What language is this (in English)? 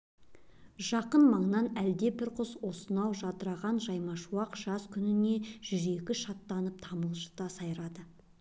Kazakh